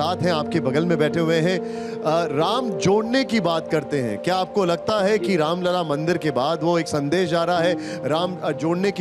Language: Hindi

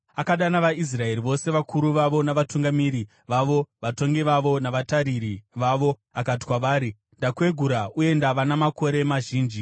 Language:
Shona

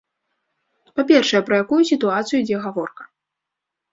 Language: Belarusian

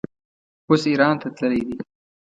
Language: Pashto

